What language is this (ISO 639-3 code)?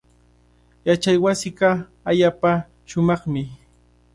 qvl